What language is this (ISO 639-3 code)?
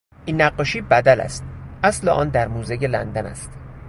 fas